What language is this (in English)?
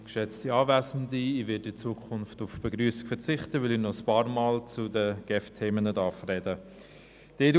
Swiss German